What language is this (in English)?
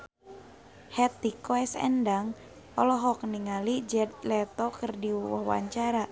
Sundanese